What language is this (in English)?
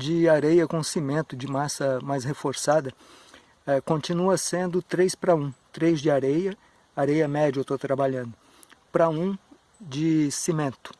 Portuguese